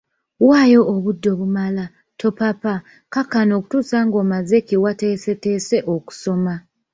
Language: Ganda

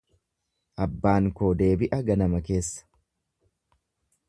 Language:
Oromo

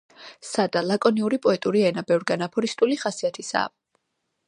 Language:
Georgian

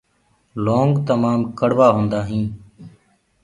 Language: Gurgula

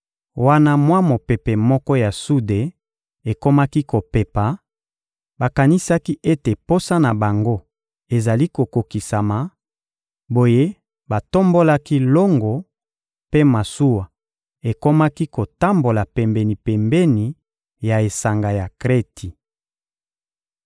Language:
Lingala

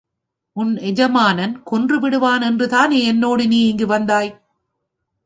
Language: Tamil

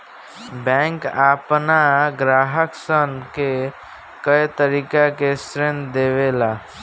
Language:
Bhojpuri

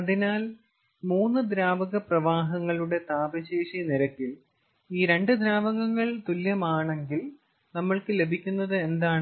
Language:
Malayalam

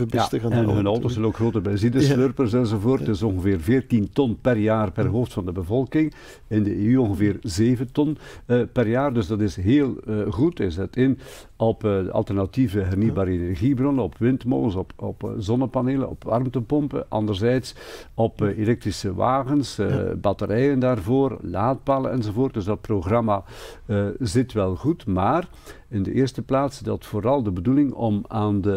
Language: Dutch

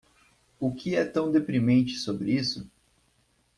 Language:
Portuguese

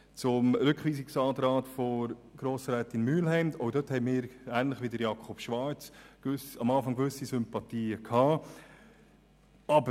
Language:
Swiss German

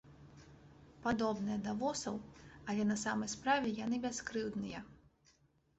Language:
Belarusian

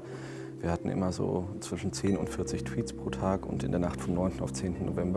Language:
German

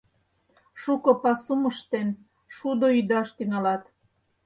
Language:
Mari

